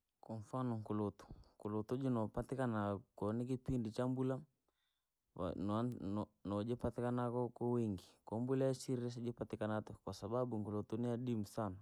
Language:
Langi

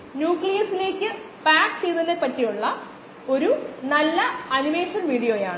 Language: Malayalam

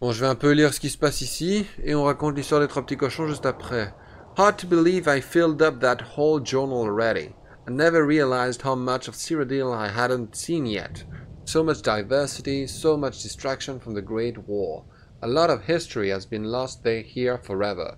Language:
French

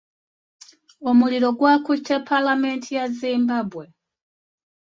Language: Ganda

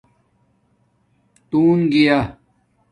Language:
Domaaki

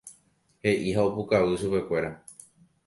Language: Guarani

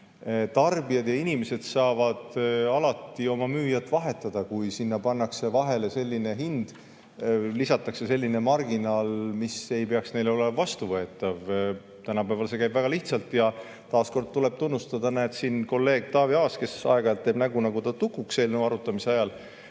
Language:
Estonian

